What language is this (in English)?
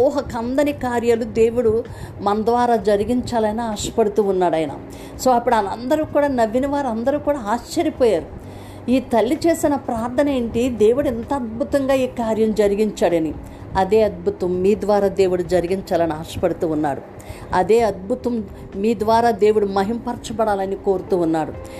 Telugu